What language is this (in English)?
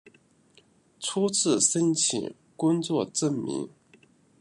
Chinese